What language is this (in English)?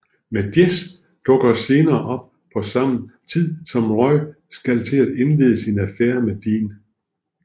Danish